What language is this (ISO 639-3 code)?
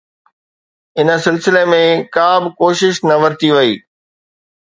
snd